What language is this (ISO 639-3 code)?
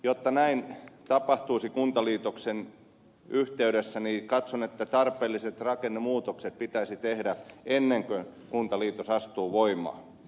fin